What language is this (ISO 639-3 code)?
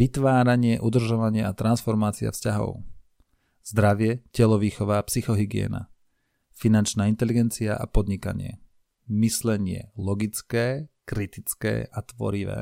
slk